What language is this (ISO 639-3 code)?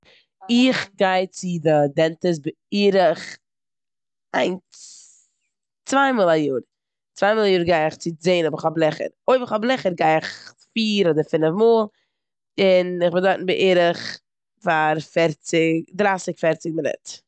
yid